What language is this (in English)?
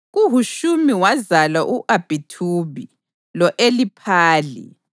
North Ndebele